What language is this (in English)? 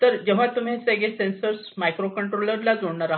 Marathi